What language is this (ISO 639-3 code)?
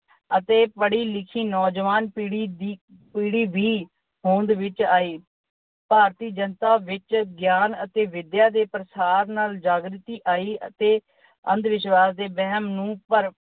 pan